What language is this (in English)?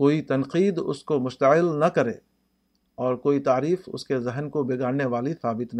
Urdu